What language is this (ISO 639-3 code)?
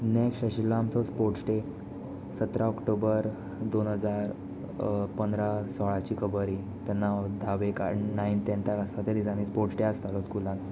kok